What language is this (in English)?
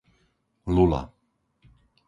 Slovak